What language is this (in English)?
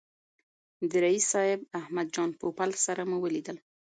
Pashto